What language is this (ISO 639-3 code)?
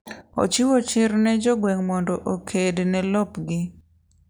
luo